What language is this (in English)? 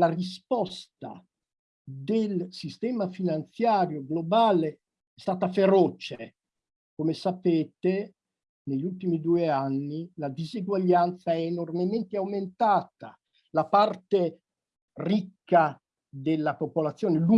Italian